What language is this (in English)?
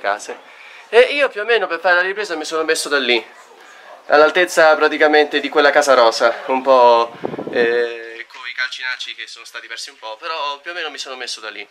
Italian